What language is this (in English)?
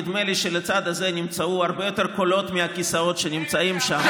Hebrew